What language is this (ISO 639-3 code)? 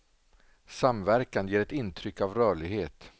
swe